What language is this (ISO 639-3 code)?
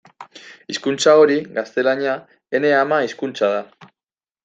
eus